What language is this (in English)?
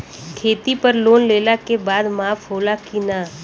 Bhojpuri